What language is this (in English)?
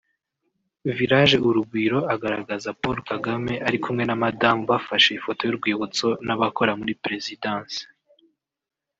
Kinyarwanda